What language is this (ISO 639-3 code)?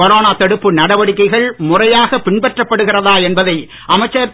tam